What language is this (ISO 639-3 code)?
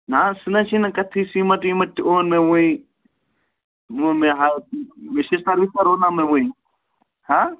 kas